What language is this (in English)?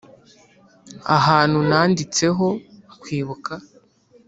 Kinyarwanda